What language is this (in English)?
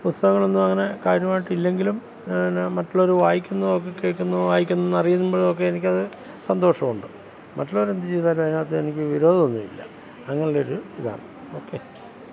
Malayalam